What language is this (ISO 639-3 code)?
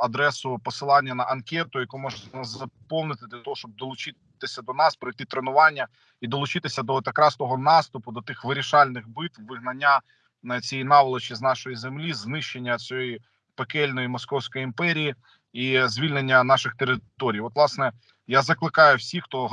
ukr